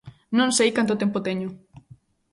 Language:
Galician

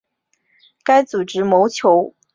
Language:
Chinese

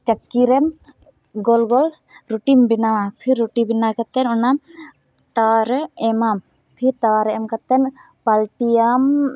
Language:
Santali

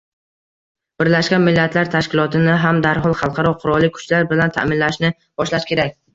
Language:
Uzbek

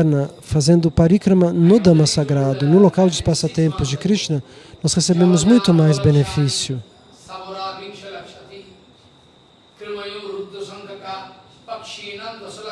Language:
Portuguese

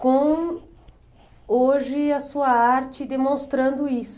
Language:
Portuguese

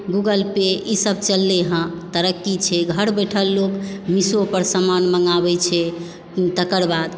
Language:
Maithili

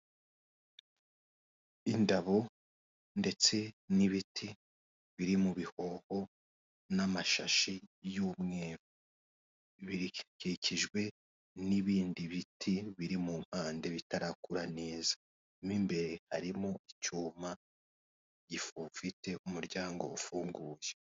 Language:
Kinyarwanda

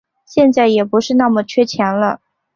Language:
Chinese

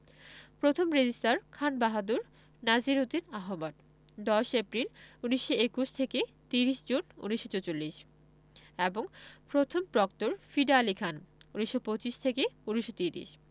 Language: Bangla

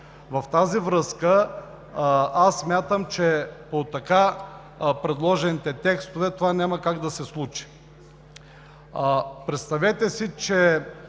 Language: Bulgarian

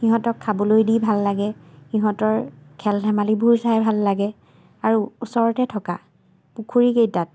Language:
Assamese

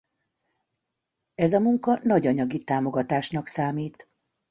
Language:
Hungarian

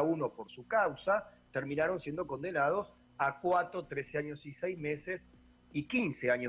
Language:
Spanish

